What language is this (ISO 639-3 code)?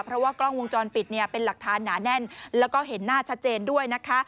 tha